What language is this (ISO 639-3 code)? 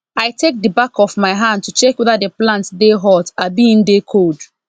pcm